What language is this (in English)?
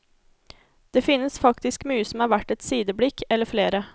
Norwegian